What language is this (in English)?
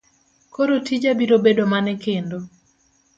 Luo (Kenya and Tanzania)